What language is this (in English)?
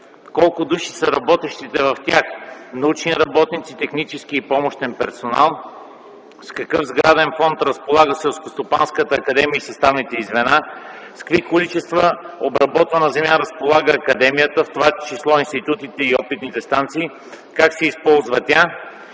Bulgarian